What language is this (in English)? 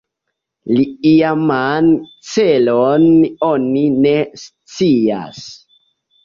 Esperanto